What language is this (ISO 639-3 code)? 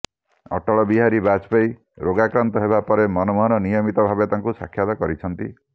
ori